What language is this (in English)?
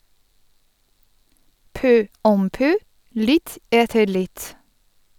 Norwegian